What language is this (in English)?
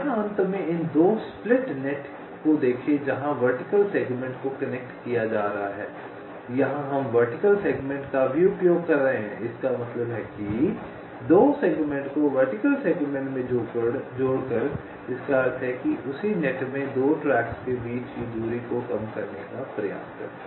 Hindi